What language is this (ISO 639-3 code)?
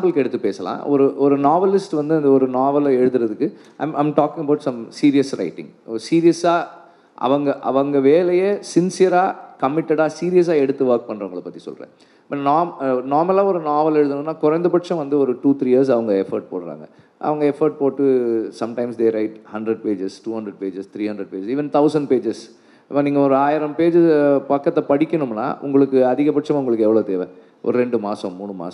tam